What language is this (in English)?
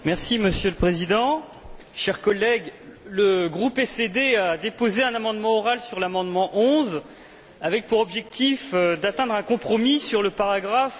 French